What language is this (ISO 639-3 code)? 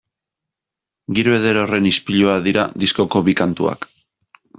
eus